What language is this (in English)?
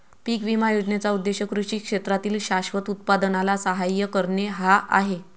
Marathi